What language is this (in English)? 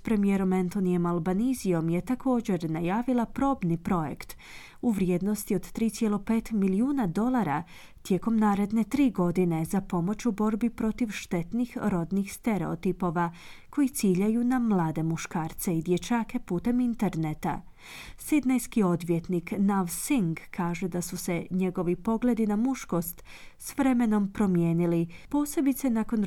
Croatian